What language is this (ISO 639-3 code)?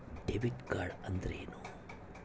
kan